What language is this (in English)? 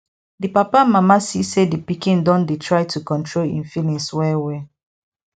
Nigerian Pidgin